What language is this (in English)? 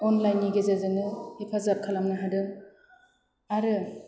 Bodo